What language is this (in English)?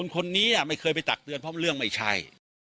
Thai